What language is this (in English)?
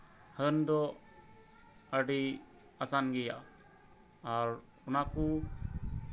Santali